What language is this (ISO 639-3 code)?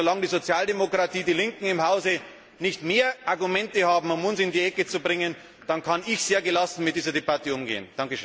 deu